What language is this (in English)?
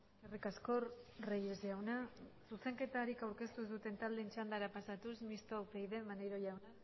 Basque